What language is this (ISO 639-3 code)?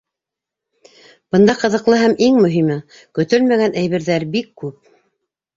bak